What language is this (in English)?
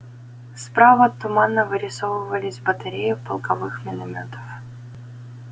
Russian